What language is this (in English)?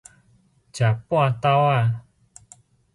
Min Nan Chinese